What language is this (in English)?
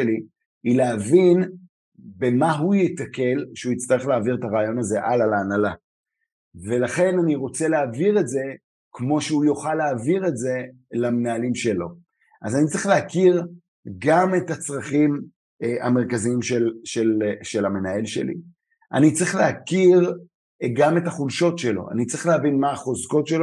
Hebrew